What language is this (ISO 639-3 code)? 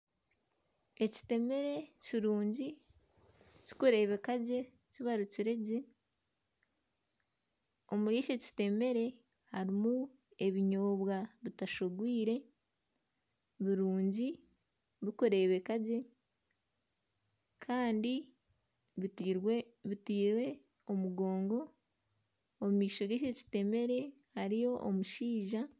nyn